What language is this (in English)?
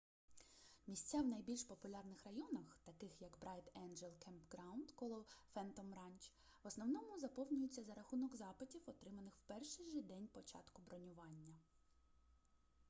Ukrainian